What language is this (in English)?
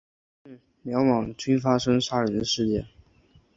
Chinese